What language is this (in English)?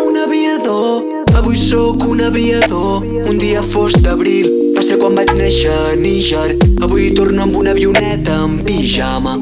Dutch